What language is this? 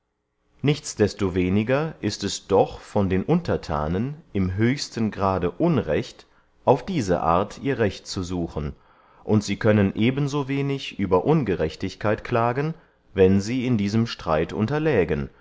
German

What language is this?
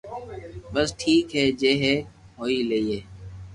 Loarki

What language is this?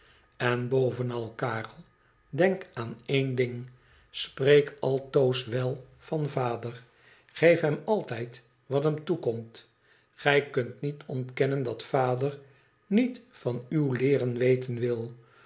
Dutch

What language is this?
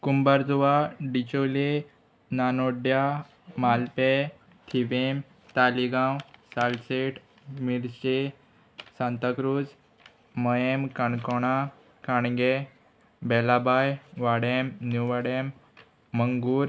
Konkani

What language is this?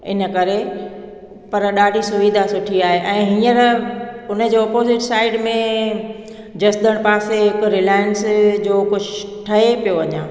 Sindhi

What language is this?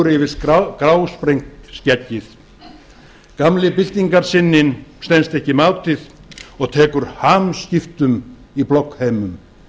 Icelandic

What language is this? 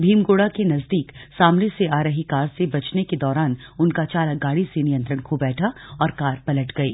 Hindi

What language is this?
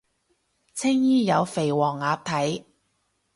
Cantonese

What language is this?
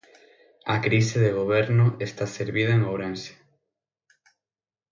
Galician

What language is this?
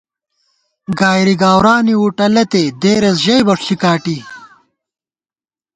Gawar-Bati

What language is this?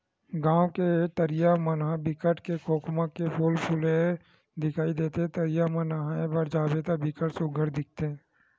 Chhattisgarhi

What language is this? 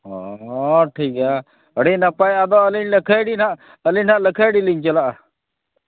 Santali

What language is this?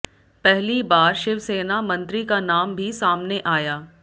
Hindi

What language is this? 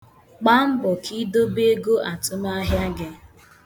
Igbo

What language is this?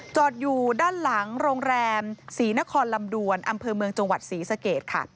Thai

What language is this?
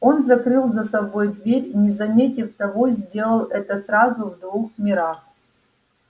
Russian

